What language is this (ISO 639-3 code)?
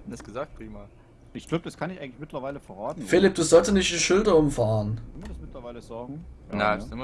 deu